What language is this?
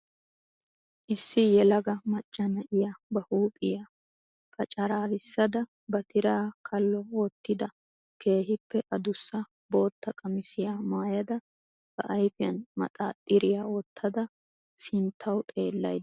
Wolaytta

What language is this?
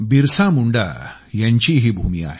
Marathi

